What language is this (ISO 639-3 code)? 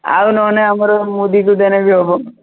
ori